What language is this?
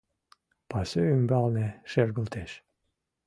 Mari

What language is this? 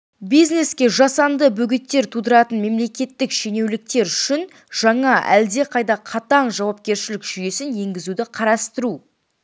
Kazakh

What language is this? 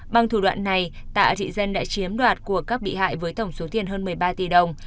Vietnamese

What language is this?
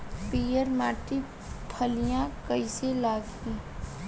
Bhojpuri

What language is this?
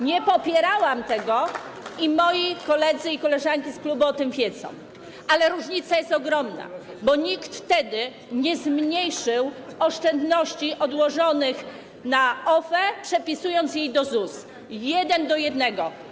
Polish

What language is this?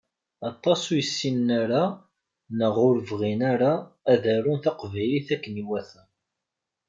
Kabyle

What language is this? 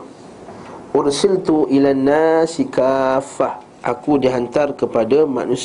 Malay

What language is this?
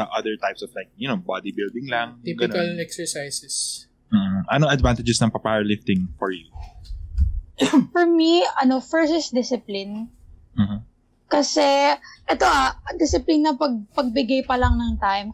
Filipino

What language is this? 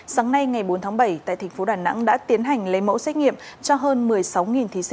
Vietnamese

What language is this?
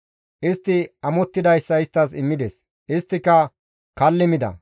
Gamo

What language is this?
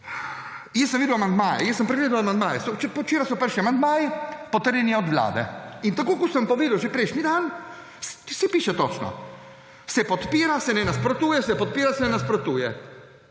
Slovenian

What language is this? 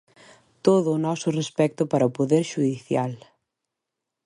Galician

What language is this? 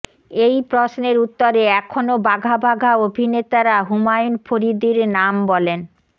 Bangla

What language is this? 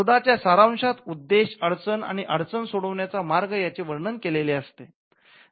Marathi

